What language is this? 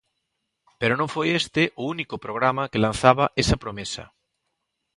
Galician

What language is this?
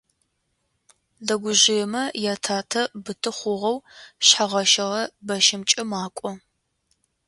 Adyghe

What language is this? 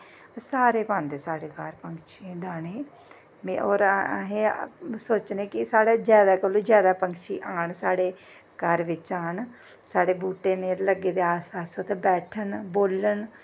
Dogri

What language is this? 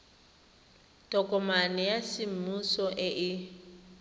Tswana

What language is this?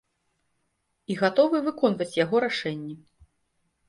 Belarusian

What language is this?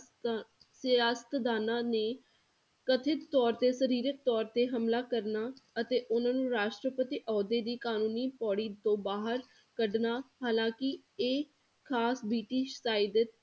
Punjabi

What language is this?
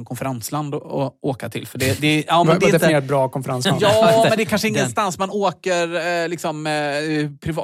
Swedish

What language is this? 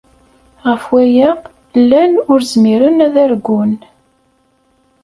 Kabyle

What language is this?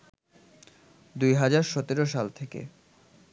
Bangla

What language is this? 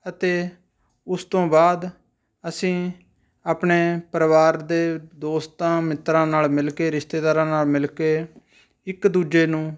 Punjabi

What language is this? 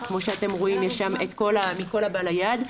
Hebrew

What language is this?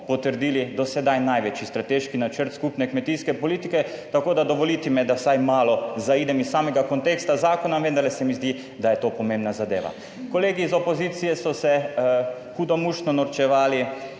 Slovenian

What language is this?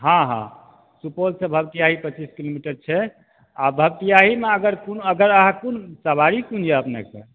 Maithili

